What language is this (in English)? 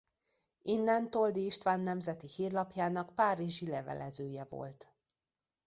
Hungarian